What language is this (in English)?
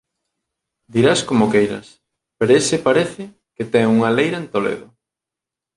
Galician